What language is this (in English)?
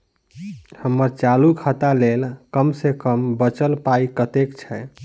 Maithili